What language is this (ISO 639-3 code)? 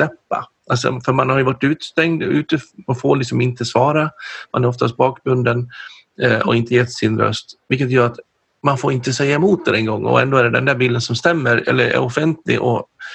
swe